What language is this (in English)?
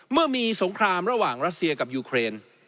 Thai